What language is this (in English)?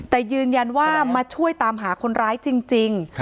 Thai